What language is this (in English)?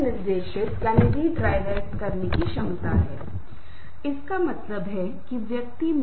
Hindi